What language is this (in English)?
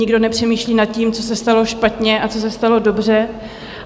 Czech